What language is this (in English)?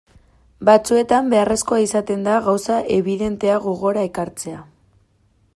Basque